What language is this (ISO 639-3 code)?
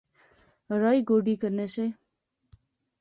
phr